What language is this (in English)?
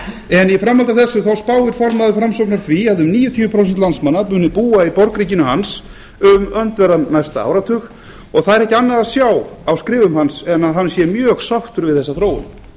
Icelandic